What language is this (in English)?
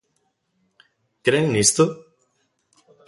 Galician